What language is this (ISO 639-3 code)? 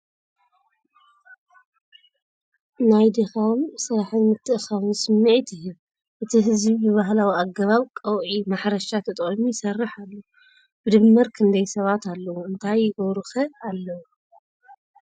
tir